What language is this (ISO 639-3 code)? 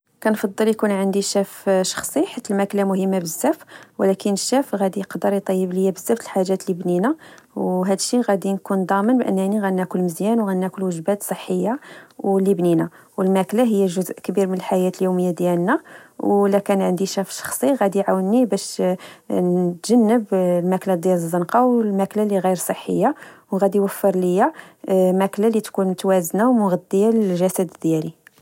ary